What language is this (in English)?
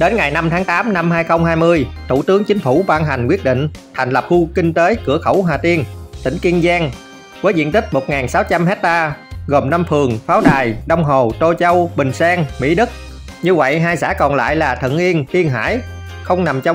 Vietnamese